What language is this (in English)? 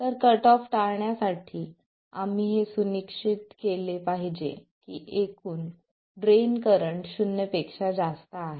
Marathi